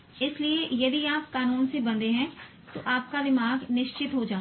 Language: Hindi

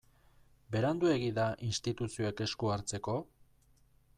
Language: Basque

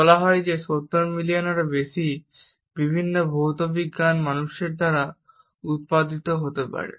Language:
Bangla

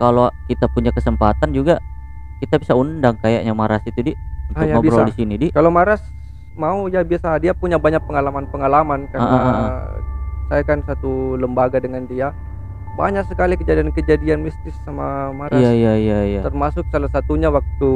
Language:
Indonesian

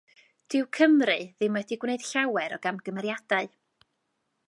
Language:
Welsh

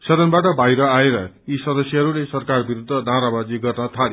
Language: Nepali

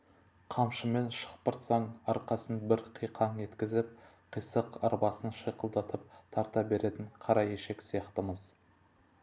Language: Kazakh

